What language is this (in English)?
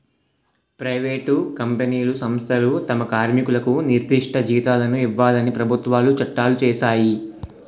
Telugu